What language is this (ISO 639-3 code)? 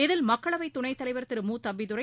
tam